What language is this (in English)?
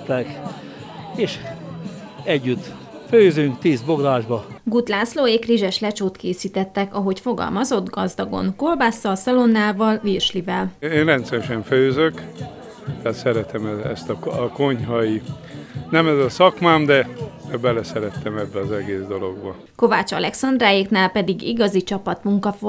Hungarian